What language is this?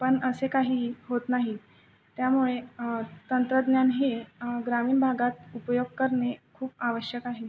Marathi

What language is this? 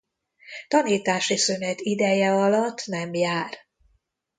Hungarian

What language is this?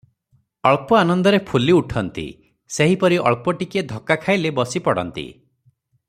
Odia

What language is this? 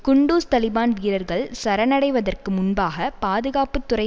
Tamil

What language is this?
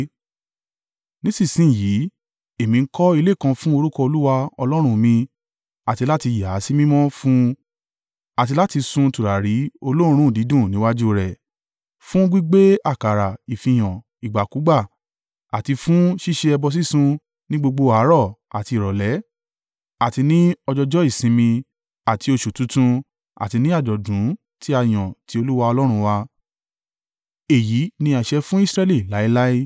Yoruba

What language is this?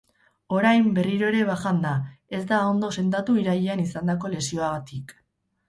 Basque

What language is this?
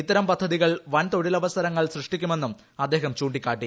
Malayalam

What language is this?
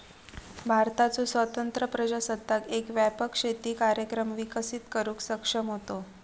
Marathi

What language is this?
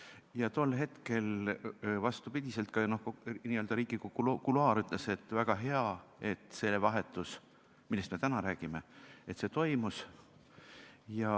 Estonian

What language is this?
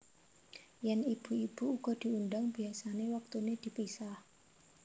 Javanese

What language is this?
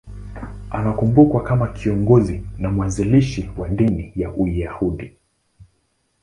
Swahili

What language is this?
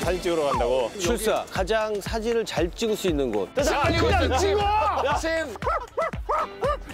Korean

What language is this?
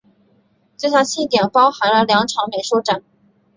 Chinese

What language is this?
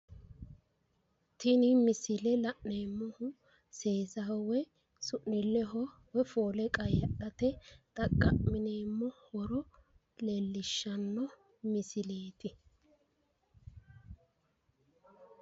Sidamo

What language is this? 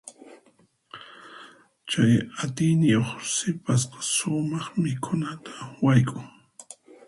Puno Quechua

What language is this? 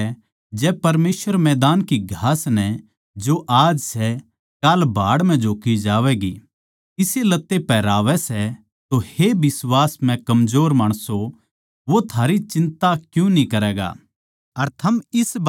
Haryanvi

